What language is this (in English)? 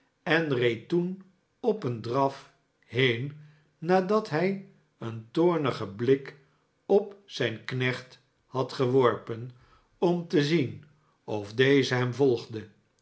Dutch